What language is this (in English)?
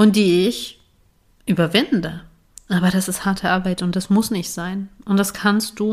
German